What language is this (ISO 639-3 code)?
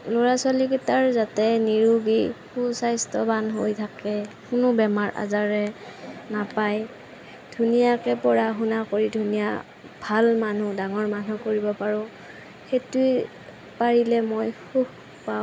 asm